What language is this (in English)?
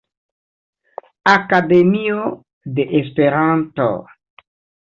Esperanto